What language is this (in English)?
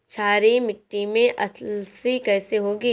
Hindi